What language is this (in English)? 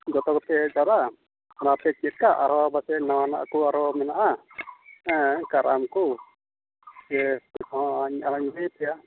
Santali